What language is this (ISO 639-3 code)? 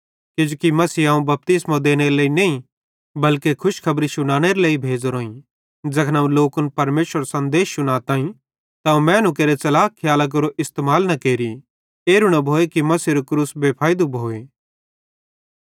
bhd